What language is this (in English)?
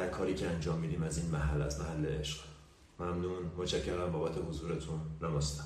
Persian